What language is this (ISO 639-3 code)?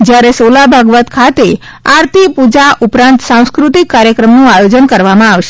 guj